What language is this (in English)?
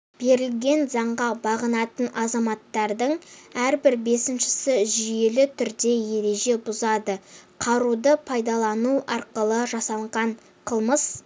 Kazakh